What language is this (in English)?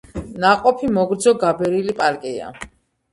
Georgian